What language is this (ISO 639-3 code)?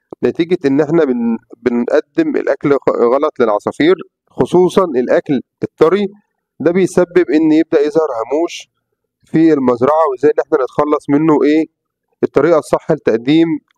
ara